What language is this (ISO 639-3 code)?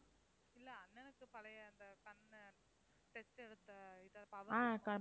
tam